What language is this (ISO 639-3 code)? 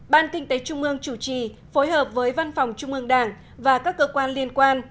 vie